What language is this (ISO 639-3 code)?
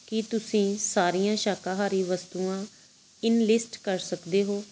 pan